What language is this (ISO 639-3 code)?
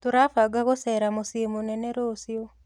kik